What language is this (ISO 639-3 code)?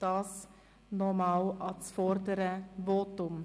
gsw